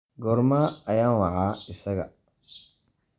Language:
Somali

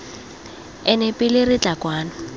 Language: Tswana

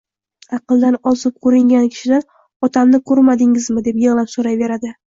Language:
Uzbek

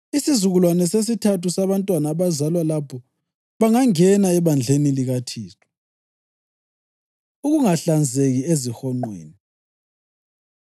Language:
North Ndebele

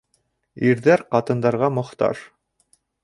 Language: Bashkir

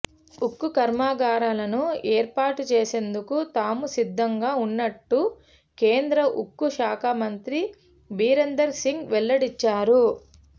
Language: Telugu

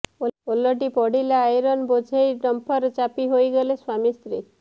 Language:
Odia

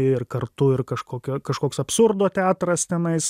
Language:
Lithuanian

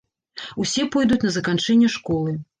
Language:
Belarusian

